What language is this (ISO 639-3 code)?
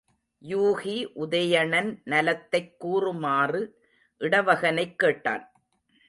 tam